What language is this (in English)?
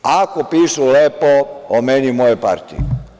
Serbian